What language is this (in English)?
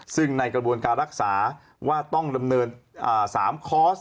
Thai